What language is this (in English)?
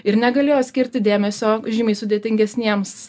Lithuanian